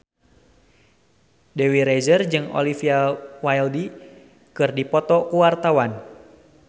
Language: Sundanese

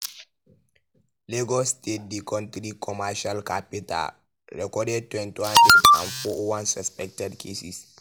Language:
Nigerian Pidgin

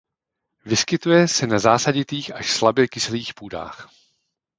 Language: Czech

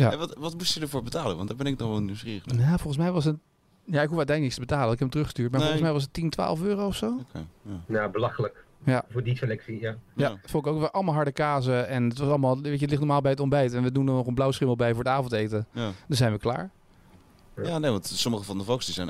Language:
Dutch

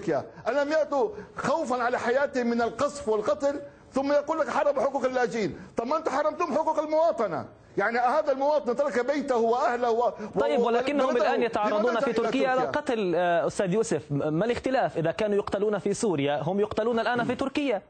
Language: Arabic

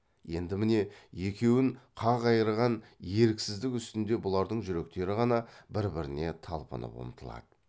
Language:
Kazakh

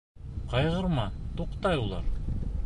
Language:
Bashkir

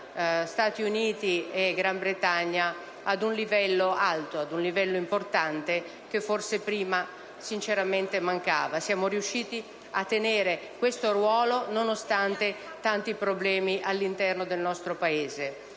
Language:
Italian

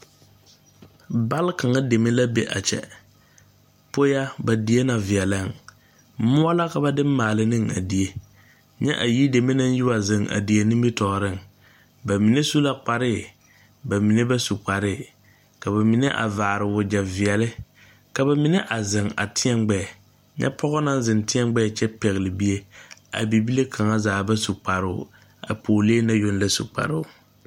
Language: Southern Dagaare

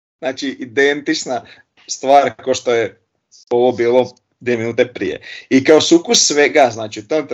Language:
Croatian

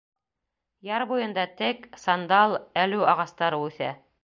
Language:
Bashkir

